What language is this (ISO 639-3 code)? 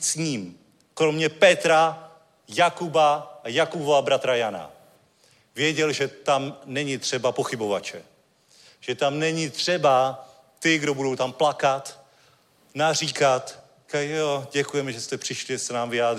ces